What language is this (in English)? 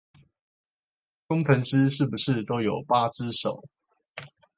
Chinese